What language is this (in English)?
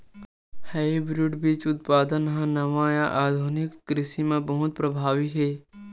Chhattisgarhi